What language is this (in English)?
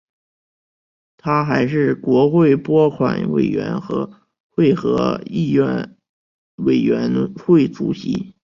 Chinese